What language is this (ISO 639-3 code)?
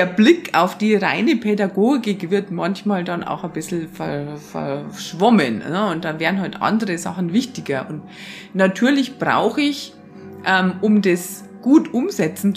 deu